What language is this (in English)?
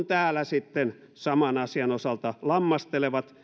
Finnish